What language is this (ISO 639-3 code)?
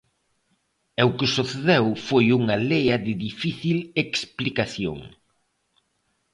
glg